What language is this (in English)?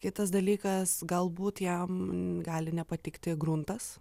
Lithuanian